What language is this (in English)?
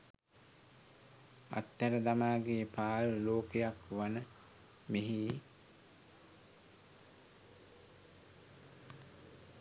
Sinhala